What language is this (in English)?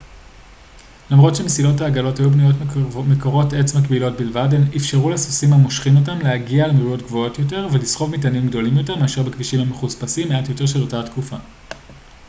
Hebrew